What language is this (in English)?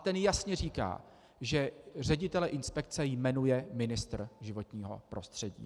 Czech